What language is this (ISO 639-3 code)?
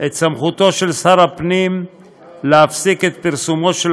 heb